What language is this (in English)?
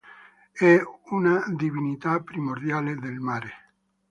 Italian